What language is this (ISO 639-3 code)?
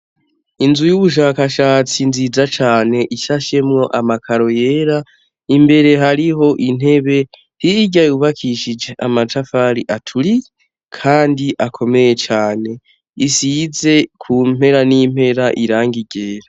run